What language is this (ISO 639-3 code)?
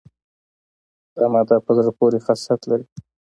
pus